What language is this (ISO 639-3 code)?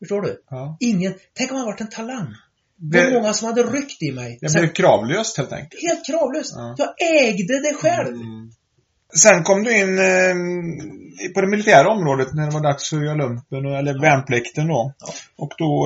swe